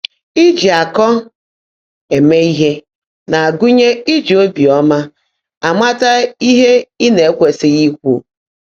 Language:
Igbo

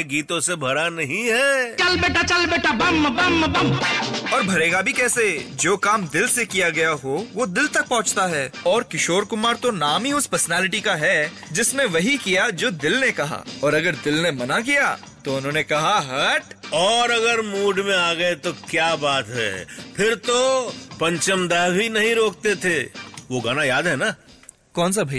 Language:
Hindi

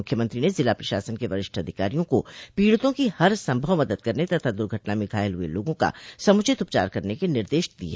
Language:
Hindi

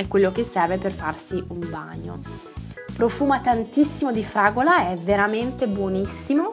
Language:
Italian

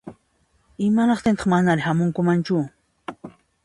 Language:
Puno Quechua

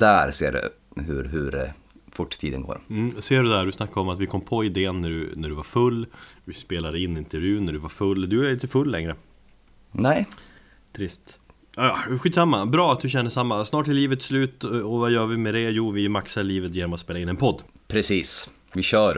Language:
Swedish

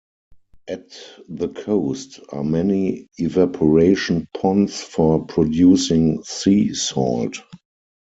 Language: English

